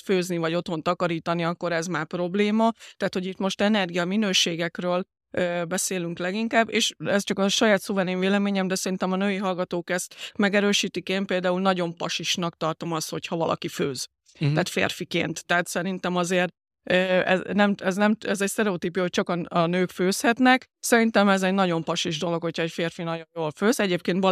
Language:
Hungarian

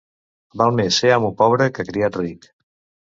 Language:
Catalan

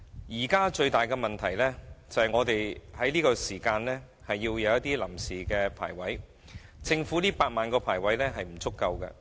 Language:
Cantonese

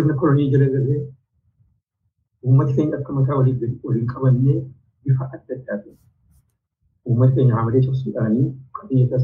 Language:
Swedish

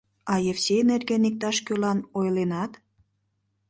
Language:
Mari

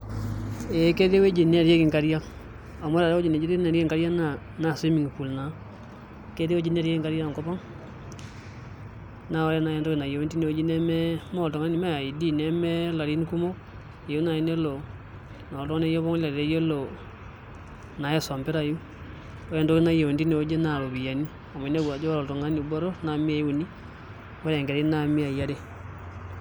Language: Masai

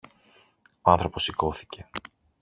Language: Greek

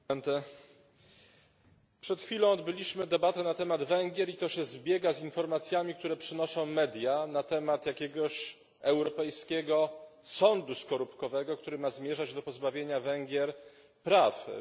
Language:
Polish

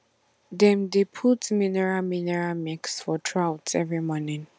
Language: Nigerian Pidgin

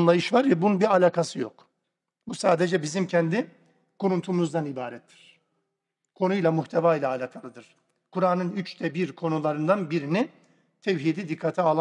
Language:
Turkish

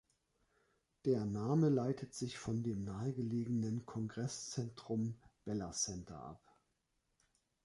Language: German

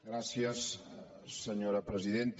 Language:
Catalan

